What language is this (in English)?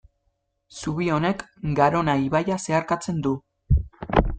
Basque